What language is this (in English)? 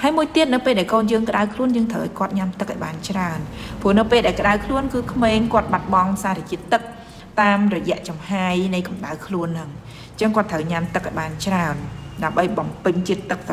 Vietnamese